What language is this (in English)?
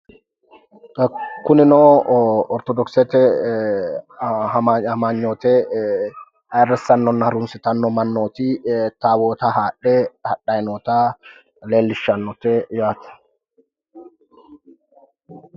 Sidamo